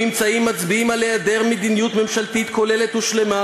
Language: Hebrew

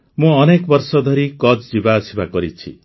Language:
Odia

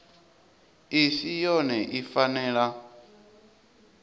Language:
Venda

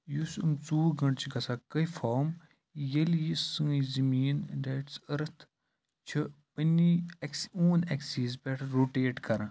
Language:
Kashmiri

